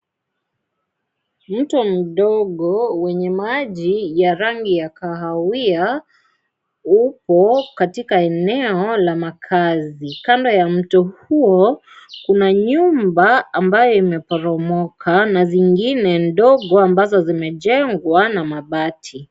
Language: Swahili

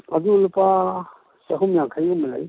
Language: Manipuri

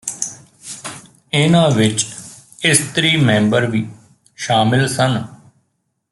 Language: Punjabi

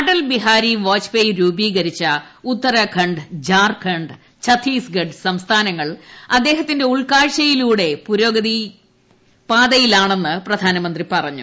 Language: Malayalam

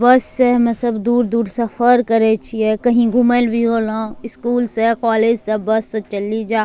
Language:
Angika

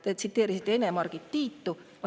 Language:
Estonian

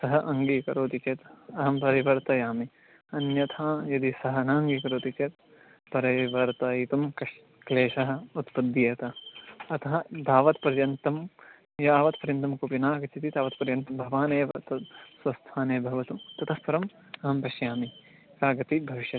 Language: Sanskrit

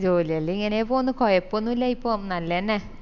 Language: Malayalam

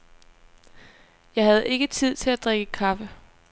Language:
Danish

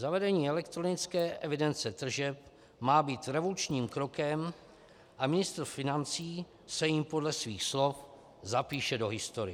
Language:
Czech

